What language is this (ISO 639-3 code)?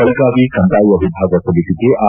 kan